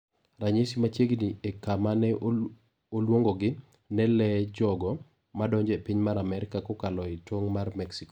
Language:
Luo (Kenya and Tanzania)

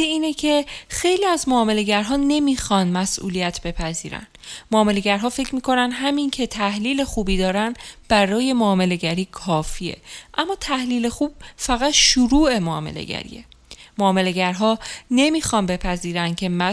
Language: Persian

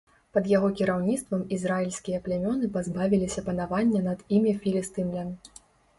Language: Belarusian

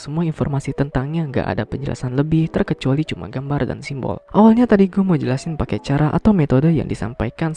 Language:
Indonesian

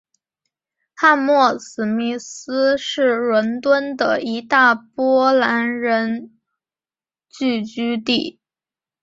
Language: Chinese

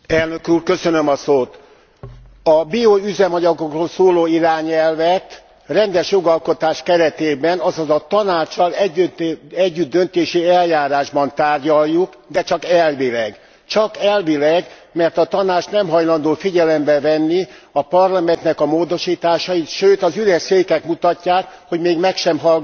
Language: Hungarian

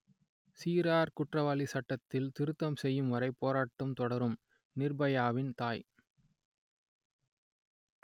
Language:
Tamil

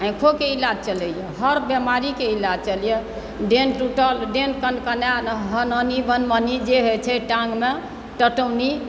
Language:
Maithili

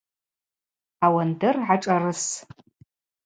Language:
Abaza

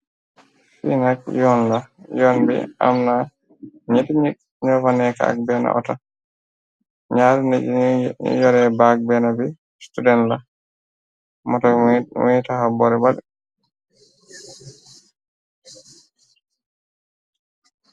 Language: Wolof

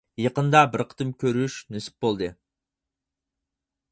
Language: Uyghur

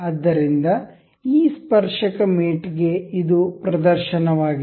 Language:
Kannada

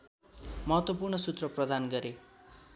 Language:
Nepali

